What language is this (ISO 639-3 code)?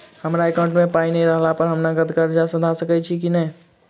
mai